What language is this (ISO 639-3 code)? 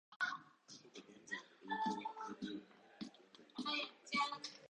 jpn